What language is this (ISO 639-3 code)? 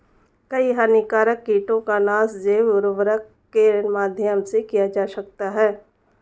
hin